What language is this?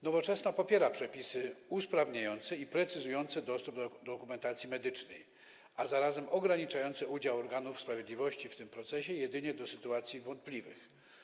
Polish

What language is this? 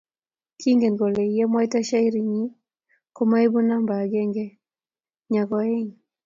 Kalenjin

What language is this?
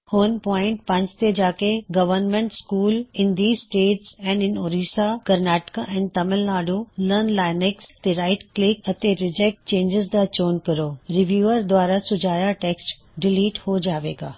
Punjabi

